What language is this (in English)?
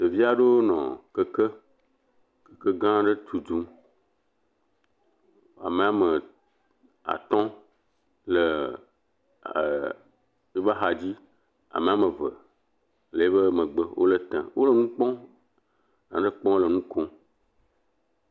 Ewe